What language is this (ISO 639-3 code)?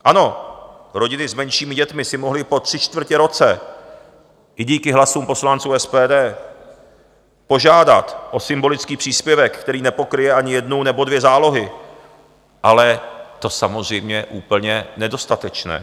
ces